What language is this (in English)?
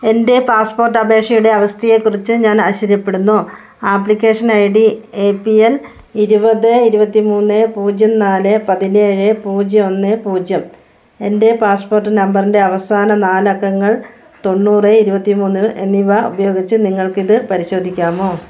Malayalam